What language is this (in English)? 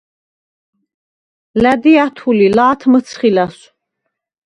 Svan